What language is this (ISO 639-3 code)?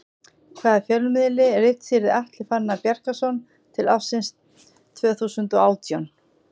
isl